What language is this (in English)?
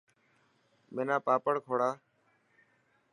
Dhatki